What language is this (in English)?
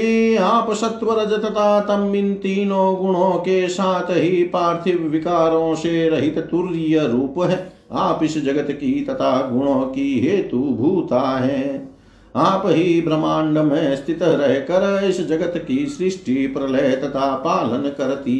Hindi